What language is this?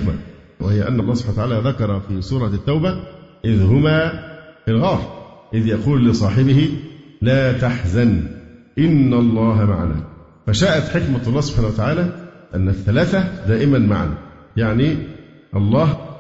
Arabic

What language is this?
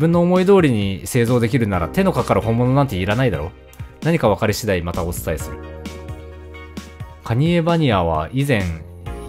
Japanese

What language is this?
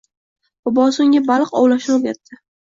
Uzbek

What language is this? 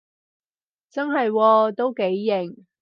Cantonese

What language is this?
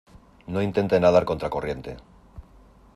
Spanish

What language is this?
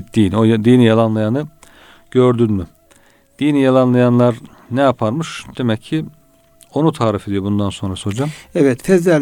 Turkish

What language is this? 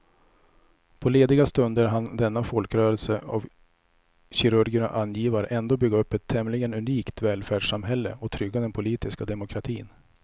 Swedish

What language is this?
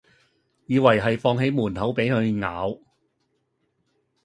Cantonese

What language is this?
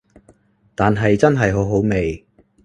Cantonese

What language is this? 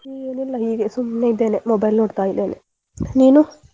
Kannada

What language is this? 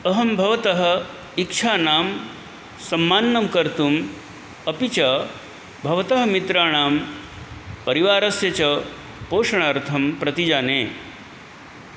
Sanskrit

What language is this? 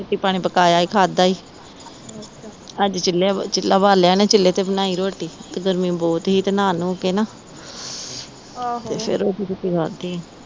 Punjabi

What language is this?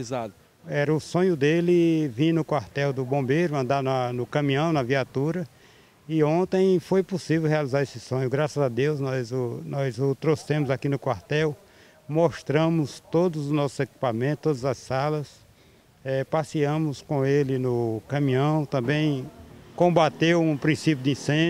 Portuguese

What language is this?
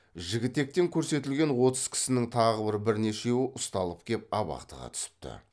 Kazakh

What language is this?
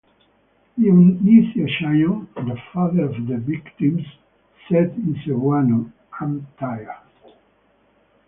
English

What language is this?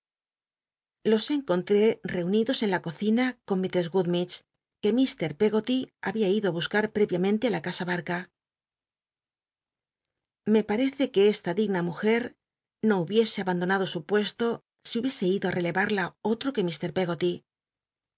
Spanish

